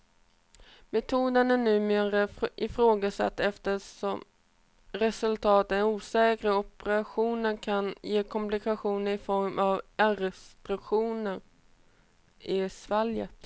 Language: Swedish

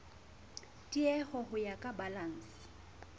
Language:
Southern Sotho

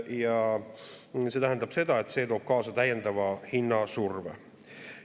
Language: Estonian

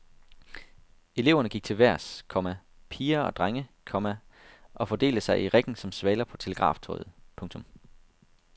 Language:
Danish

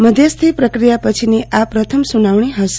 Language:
Gujarati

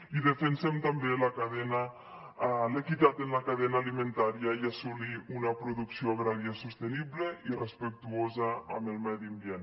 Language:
Catalan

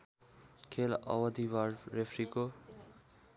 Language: Nepali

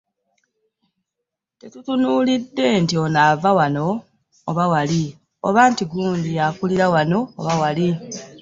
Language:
Ganda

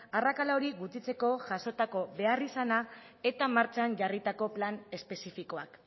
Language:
Basque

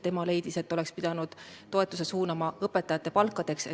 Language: Estonian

